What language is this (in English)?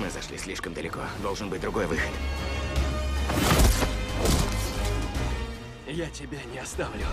Russian